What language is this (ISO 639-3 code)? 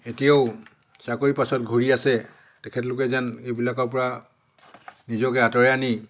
asm